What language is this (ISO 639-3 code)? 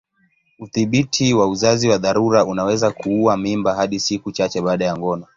swa